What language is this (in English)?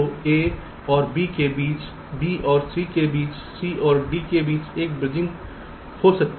Hindi